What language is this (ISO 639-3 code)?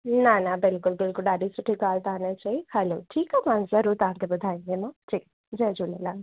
snd